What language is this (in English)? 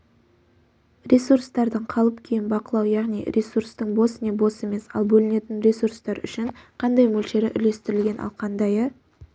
Kazakh